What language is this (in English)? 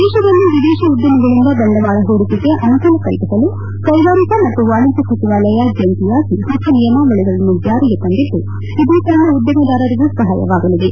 Kannada